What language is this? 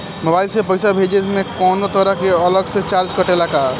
Bhojpuri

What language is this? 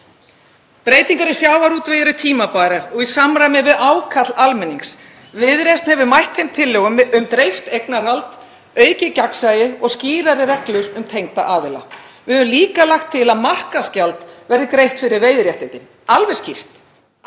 Icelandic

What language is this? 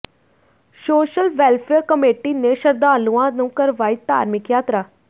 Punjabi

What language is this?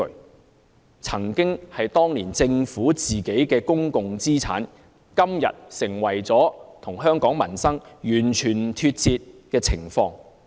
Cantonese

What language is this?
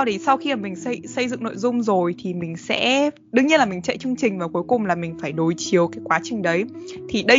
Vietnamese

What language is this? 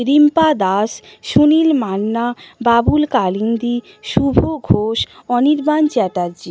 Bangla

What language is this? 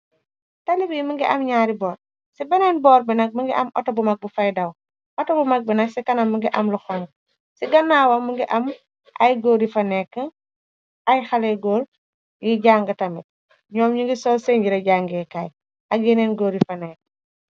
Wolof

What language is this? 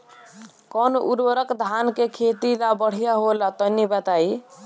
Bhojpuri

